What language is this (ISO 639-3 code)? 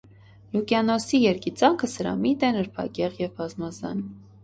hye